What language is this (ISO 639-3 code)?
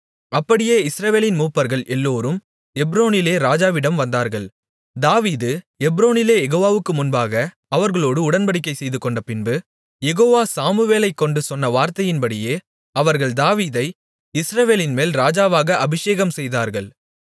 tam